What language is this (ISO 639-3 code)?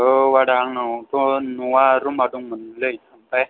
brx